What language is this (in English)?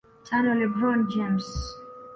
Swahili